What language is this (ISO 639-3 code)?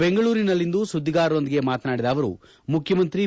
kan